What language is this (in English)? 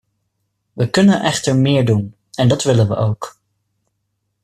Dutch